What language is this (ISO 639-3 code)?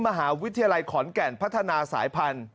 tha